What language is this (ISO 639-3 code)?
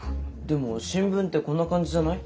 jpn